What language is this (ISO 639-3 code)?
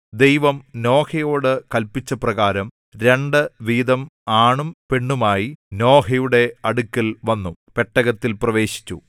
mal